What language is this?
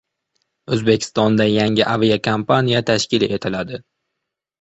Uzbek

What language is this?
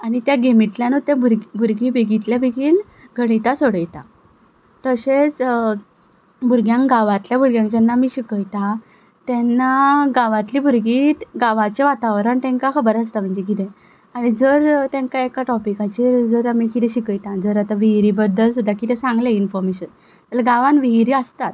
Konkani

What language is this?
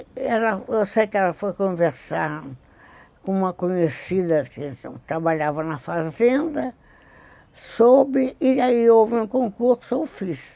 Portuguese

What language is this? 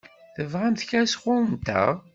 Kabyle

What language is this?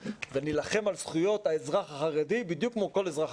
Hebrew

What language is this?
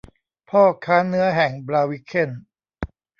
Thai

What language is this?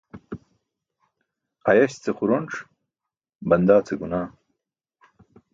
Burushaski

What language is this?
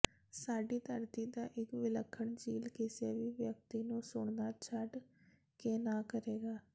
Punjabi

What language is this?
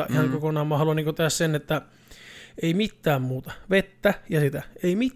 Finnish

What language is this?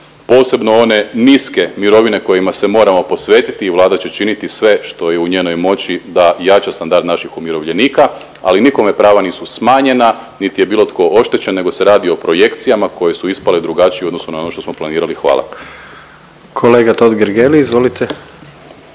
Croatian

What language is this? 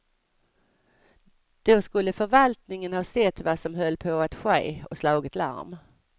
Swedish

